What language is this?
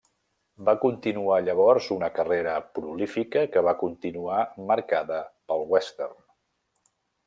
Catalan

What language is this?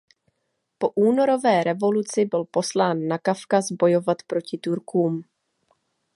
Czech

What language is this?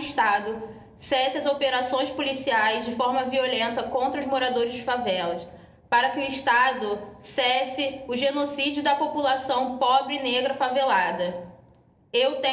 Portuguese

